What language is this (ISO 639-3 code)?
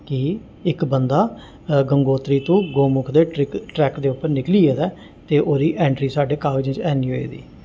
doi